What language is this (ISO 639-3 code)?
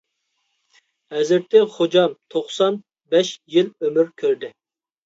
uig